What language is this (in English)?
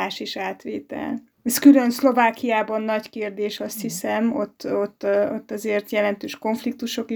Hungarian